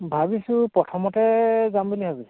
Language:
Assamese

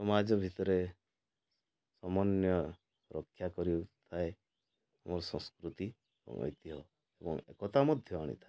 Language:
Odia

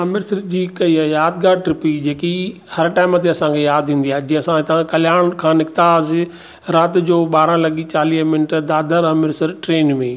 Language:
Sindhi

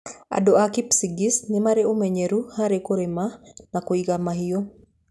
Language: Kikuyu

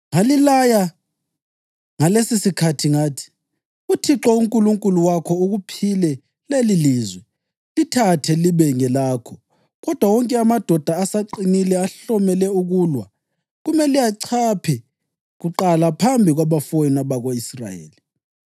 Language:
North Ndebele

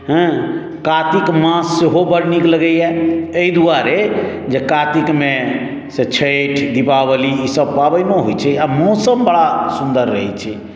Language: Maithili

